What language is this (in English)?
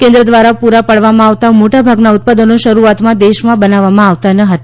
Gujarati